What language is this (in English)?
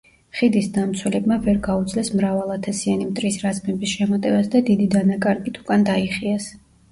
Georgian